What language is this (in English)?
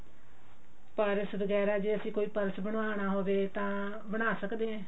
Punjabi